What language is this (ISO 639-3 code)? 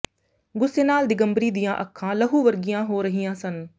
pan